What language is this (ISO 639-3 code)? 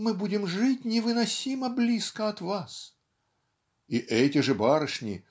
rus